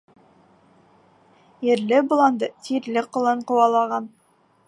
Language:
Bashkir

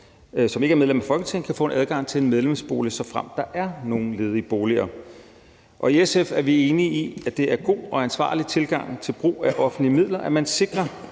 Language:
Danish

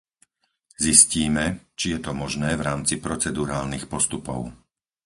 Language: Slovak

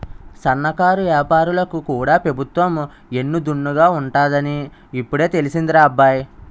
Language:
Telugu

